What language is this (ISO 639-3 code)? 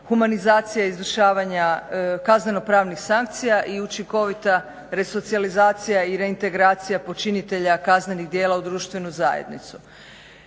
hrv